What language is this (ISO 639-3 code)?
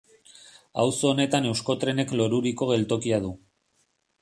eus